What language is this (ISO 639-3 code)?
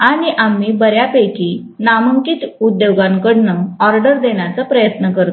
mar